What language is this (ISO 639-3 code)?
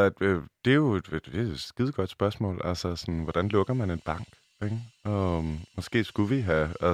dan